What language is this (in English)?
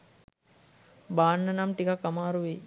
Sinhala